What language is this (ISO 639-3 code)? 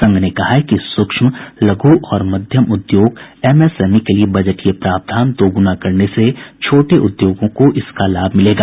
hin